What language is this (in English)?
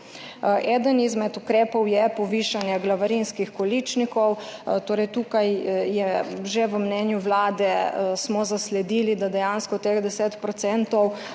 Slovenian